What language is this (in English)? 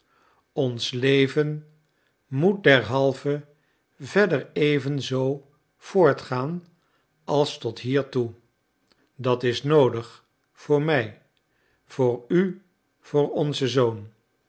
Dutch